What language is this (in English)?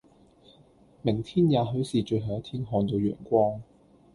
Cantonese